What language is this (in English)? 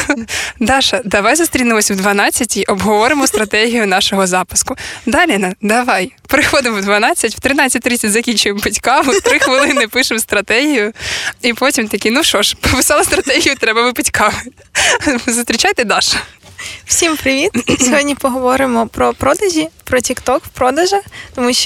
Ukrainian